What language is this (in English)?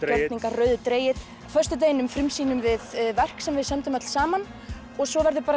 Icelandic